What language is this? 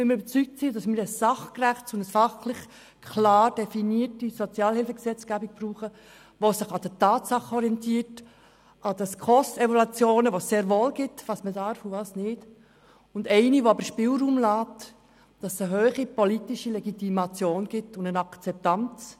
Swiss German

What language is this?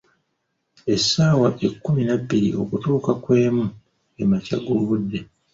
Ganda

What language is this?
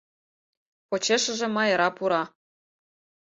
Mari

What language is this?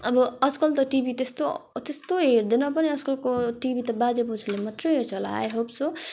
Nepali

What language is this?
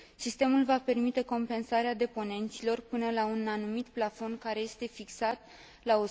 Romanian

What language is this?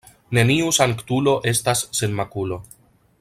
Esperanto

